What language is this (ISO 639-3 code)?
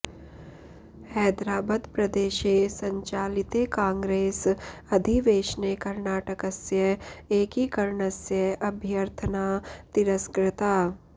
san